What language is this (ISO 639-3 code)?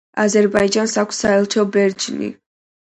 kat